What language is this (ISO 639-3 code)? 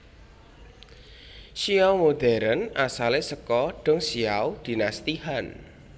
jav